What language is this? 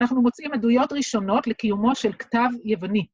Hebrew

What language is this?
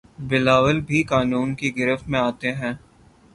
Urdu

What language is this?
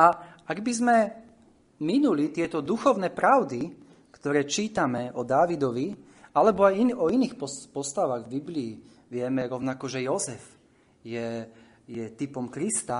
Slovak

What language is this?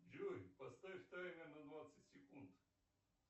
Russian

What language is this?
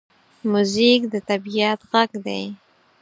Pashto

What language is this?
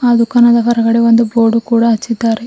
Kannada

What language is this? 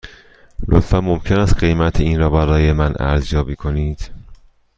Persian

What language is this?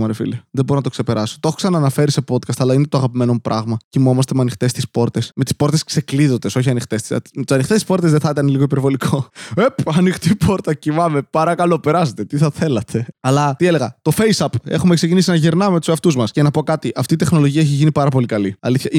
Greek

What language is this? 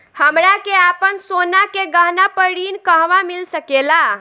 Bhojpuri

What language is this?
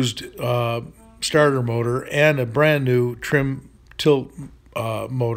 English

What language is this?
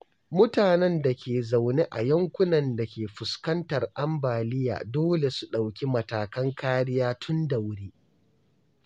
Hausa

